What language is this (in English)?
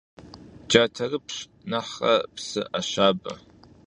Kabardian